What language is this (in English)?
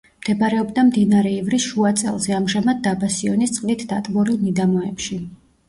Georgian